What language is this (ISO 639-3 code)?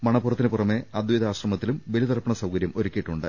mal